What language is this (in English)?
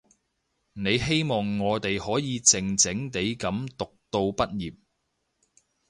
Cantonese